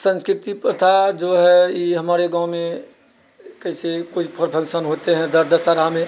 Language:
Maithili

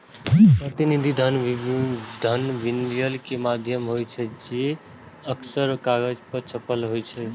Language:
Maithili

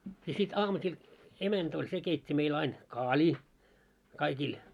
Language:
Finnish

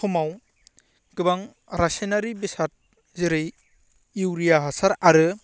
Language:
Bodo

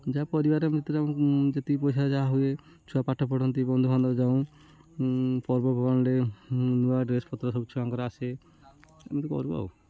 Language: Odia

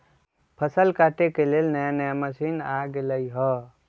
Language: Magahi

